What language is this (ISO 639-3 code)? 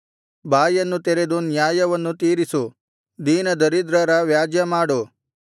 kan